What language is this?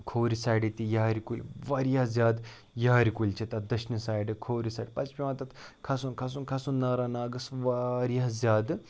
Kashmiri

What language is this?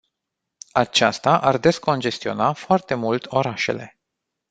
Romanian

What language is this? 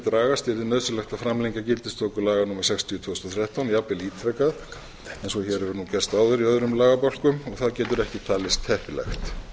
Icelandic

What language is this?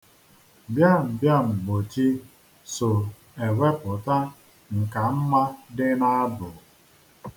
Igbo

